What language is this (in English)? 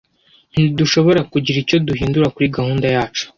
Kinyarwanda